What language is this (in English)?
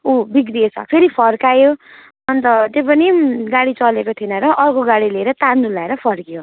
Nepali